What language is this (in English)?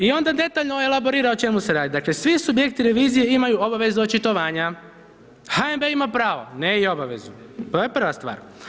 Croatian